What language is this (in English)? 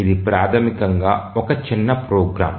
Telugu